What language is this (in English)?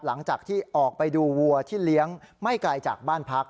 Thai